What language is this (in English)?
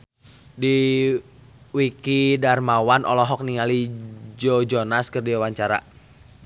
Sundanese